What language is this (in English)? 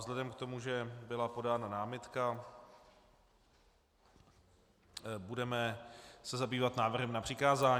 Czech